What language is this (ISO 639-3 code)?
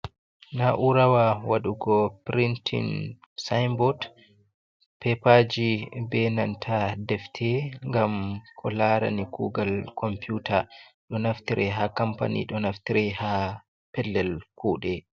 ful